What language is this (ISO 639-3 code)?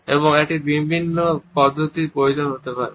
ben